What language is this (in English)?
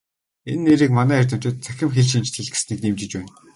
Mongolian